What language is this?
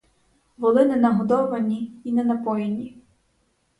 Ukrainian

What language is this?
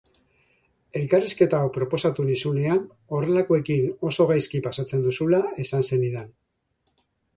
Basque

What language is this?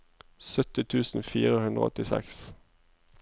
Norwegian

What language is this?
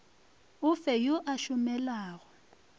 Northern Sotho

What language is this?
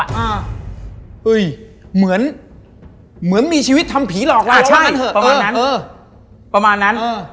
Thai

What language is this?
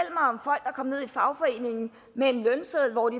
Danish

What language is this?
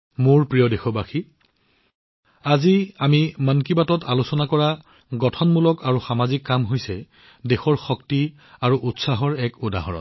Assamese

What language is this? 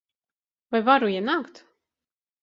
Latvian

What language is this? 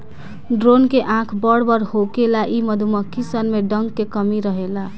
Bhojpuri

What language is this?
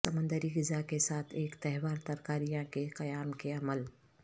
Urdu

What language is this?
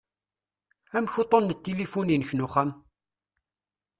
Kabyle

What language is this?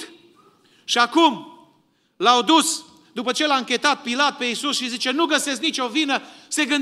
Romanian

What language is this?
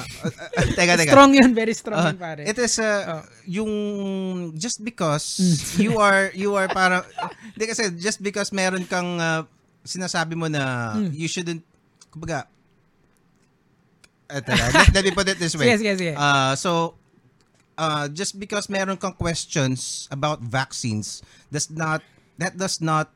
Filipino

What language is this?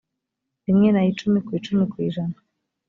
Kinyarwanda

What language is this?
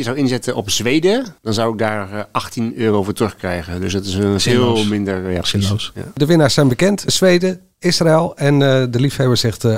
Dutch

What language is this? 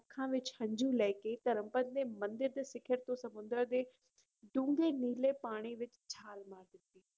Punjabi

